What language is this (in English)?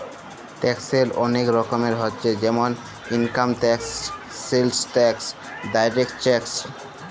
Bangla